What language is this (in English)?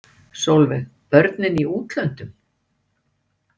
Icelandic